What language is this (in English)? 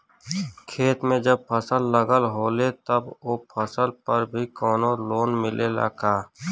Bhojpuri